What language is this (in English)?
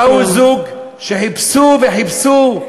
Hebrew